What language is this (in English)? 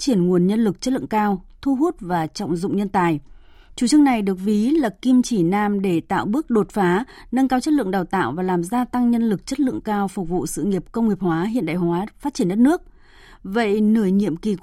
Vietnamese